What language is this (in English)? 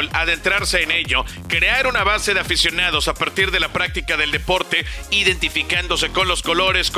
Spanish